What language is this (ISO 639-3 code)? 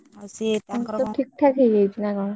ori